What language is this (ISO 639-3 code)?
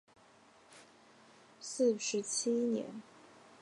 zho